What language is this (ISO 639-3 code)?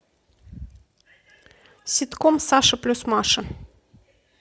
rus